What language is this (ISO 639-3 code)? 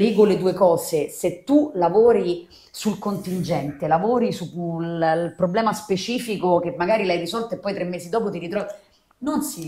ita